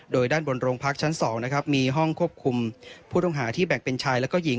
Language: Thai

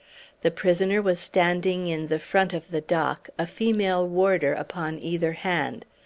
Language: English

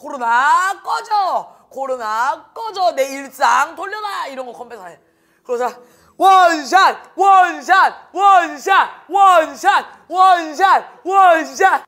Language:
Korean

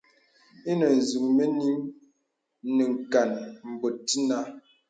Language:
Bebele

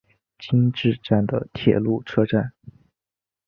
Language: Chinese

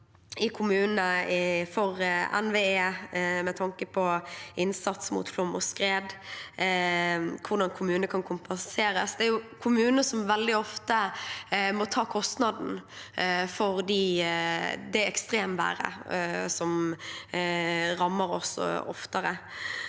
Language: Norwegian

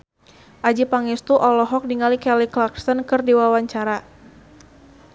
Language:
Sundanese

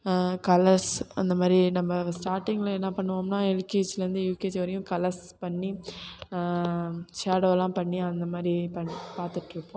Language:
Tamil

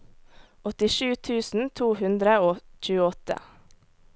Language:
Norwegian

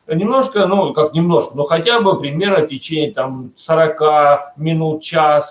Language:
Russian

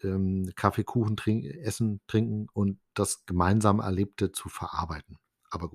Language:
German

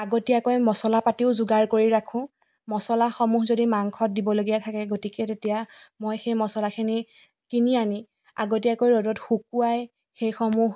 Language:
Assamese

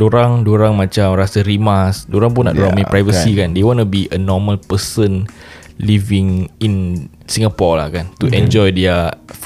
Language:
Malay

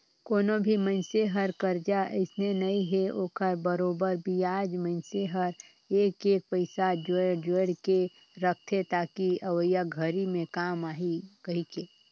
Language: Chhattisgarhi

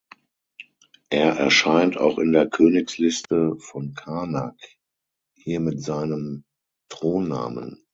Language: German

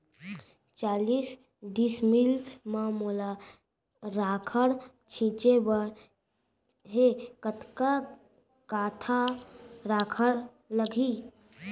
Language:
Chhattisgarhi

